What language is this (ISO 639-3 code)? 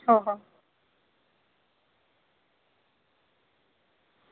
mar